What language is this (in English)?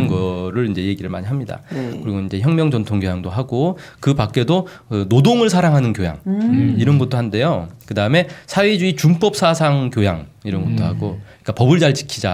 Korean